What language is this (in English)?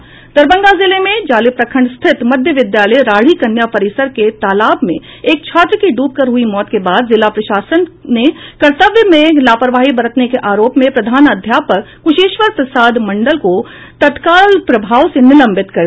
Hindi